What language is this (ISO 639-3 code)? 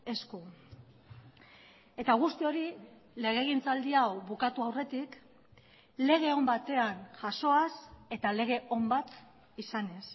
eus